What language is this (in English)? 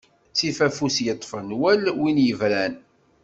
Kabyle